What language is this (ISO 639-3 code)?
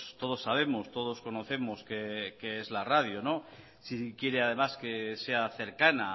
spa